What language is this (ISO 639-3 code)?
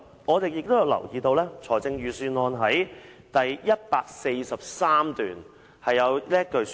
yue